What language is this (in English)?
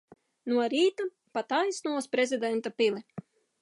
Latvian